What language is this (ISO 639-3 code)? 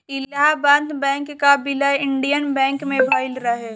bho